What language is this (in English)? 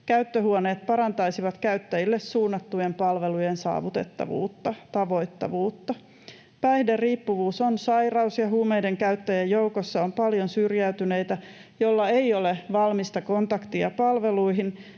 Finnish